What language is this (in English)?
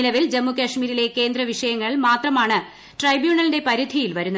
Malayalam